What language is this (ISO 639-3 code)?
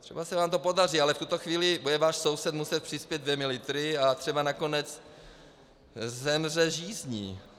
ces